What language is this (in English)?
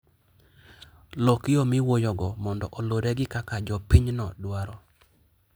Luo (Kenya and Tanzania)